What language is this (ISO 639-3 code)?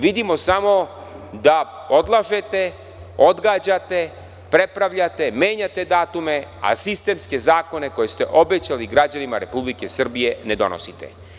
srp